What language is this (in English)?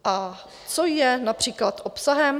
Czech